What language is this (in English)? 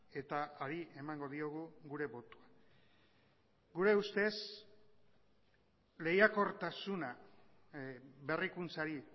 Basque